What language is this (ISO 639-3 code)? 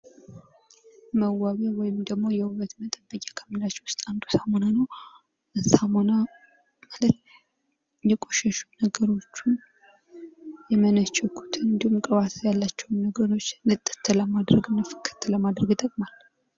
amh